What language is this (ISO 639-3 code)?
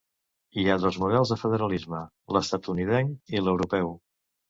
cat